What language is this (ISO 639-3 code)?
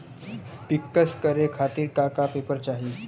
bho